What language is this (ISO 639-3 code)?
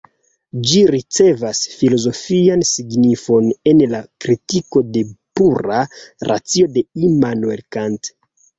epo